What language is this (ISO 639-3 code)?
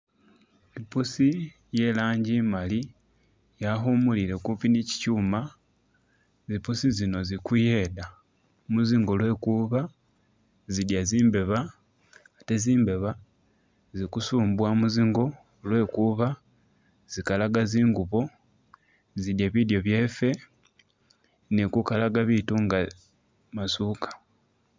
myx